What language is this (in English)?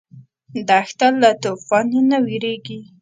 Pashto